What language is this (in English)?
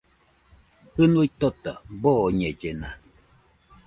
Nüpode Huitoto